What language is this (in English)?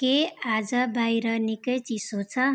Nepali